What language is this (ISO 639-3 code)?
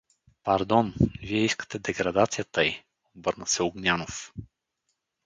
bul